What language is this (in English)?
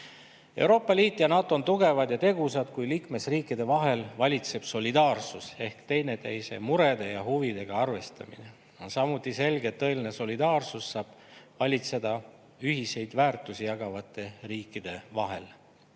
Estonian